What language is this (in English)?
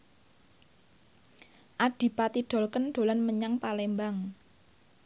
Javanese